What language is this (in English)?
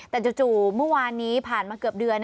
Thai